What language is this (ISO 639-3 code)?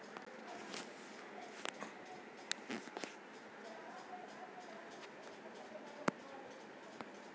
mag